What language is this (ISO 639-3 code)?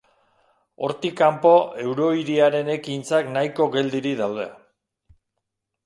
eus